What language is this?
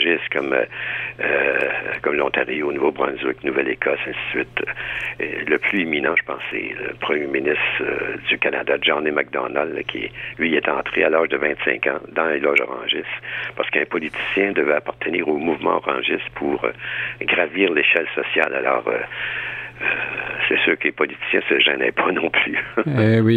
French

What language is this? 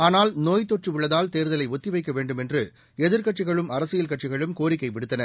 Tamil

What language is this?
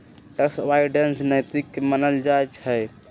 Magahi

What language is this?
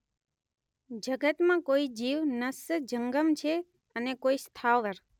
Gujarati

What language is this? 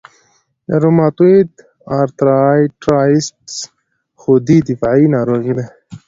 Pashto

